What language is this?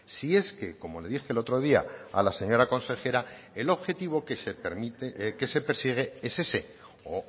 Spanish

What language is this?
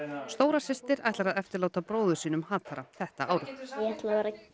Icelandic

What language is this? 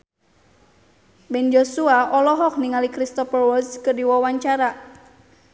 Sundanese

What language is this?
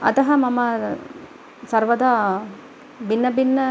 Sanskrit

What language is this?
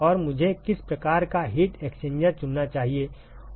Hindi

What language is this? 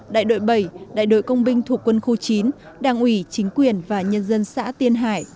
Vietnamese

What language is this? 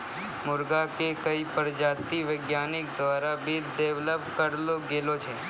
Maithili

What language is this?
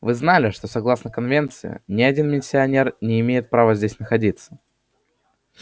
Russian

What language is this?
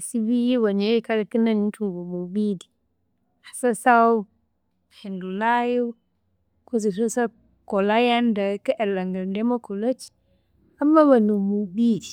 Konzo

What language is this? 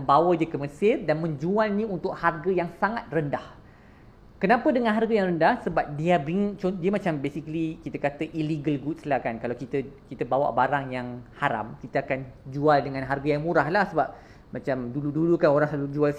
Malay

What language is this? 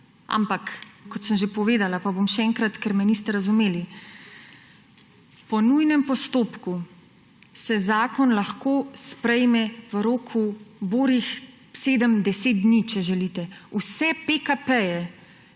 Slovenian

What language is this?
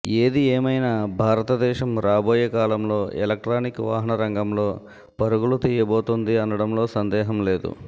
Telugu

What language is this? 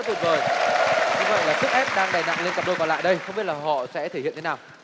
Vietnamese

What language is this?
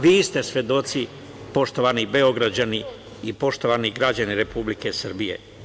Serbian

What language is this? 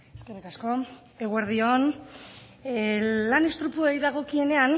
Basque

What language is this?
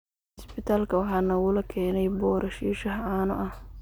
Somali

